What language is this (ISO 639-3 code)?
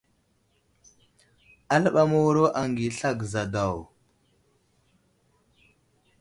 udl